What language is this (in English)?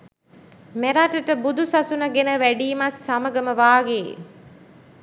Sinhala